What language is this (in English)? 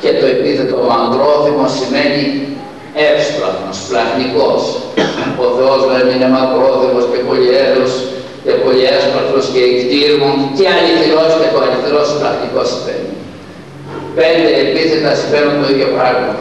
Greek